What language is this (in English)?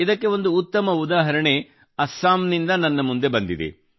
Kannada